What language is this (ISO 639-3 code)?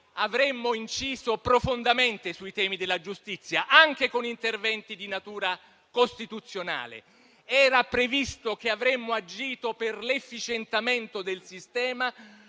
ita